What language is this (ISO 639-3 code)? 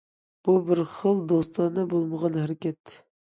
uig